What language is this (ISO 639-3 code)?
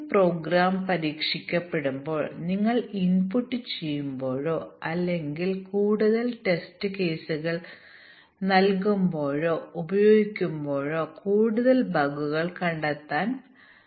mal